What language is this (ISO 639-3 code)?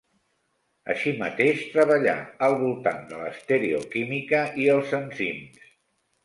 cat